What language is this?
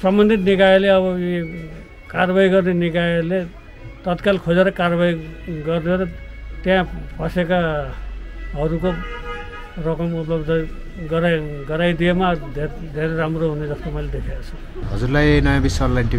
Arabic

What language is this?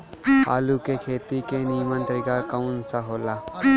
Bhojpuri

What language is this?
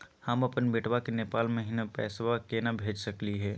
Magahi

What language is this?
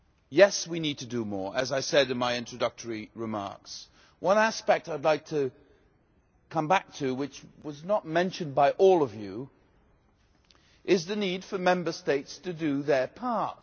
English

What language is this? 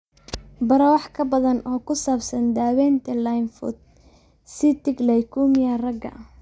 Somali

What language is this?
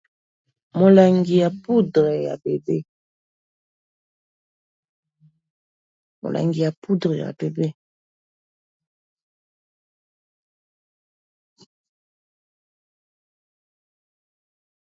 Lingala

